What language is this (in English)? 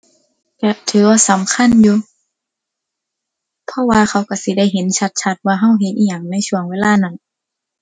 Thai